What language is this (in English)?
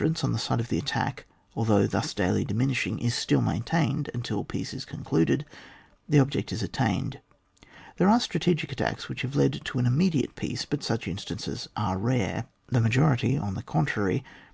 English